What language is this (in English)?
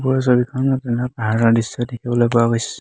Assamese